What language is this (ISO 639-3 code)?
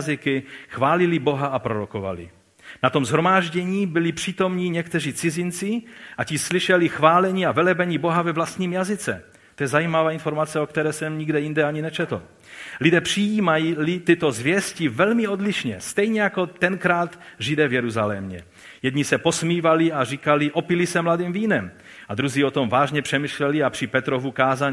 ces